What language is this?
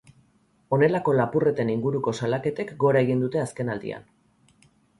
Basque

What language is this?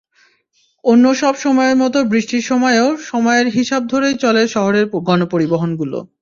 Bangla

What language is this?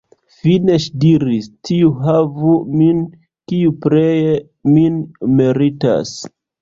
Esperanto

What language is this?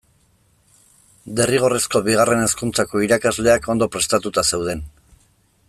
Basque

